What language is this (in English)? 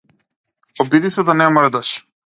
Macedonian